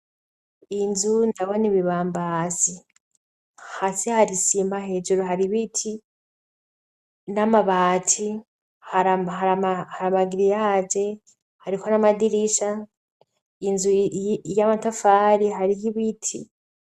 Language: Rundi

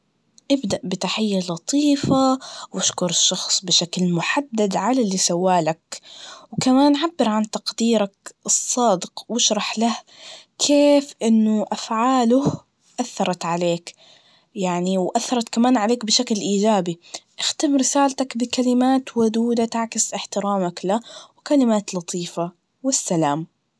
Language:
Najdi Arabic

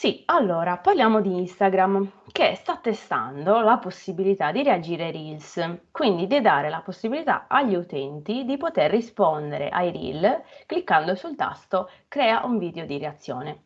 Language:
Italian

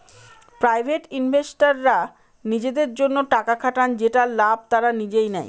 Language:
Bangla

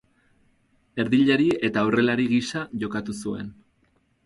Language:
Basque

